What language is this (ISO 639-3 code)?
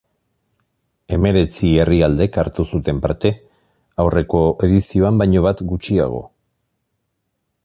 eus